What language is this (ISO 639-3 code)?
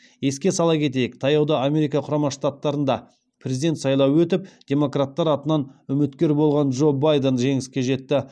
kaz